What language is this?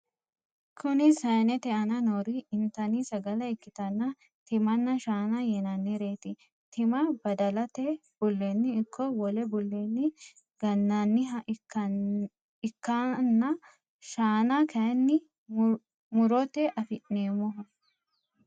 Sidamo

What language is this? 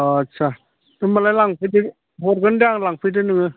Bodo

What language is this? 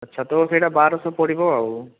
Odia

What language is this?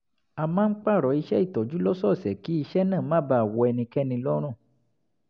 Yoruba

